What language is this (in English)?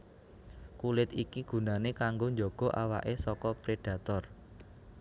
Javanese